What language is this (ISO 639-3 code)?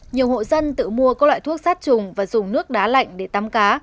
vie